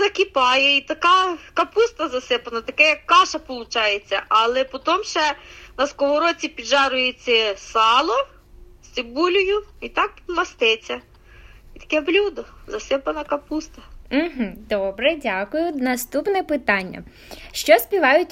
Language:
Ukrainian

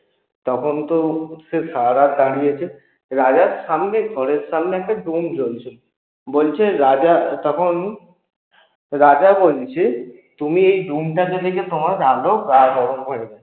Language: Bangla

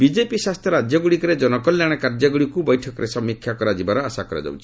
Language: Odia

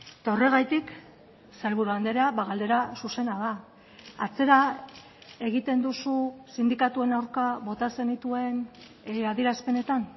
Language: Basque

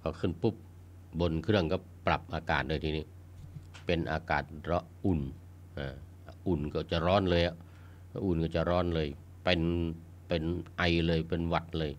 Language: Thai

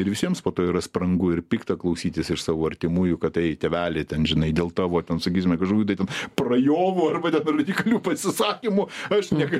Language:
Lithuanian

